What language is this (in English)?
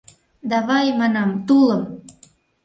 Mari